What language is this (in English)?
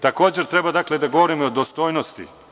Serbian